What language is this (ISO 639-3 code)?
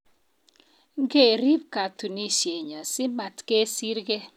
kln